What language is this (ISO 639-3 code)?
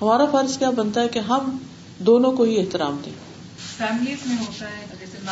urd